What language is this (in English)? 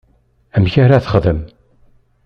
Kabyle